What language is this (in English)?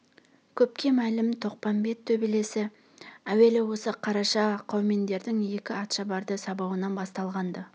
Kazakh